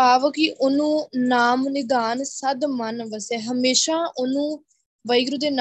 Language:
Punjabi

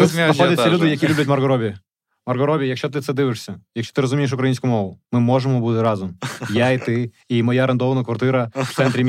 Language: Ukrainian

